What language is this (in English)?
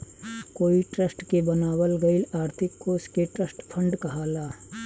Bhojpuri